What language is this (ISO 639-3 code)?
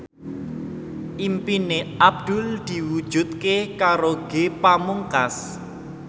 jav